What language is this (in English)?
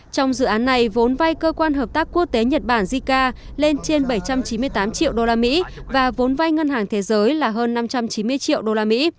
Vietnamese